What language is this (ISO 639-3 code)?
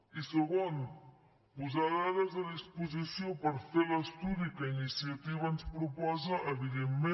cat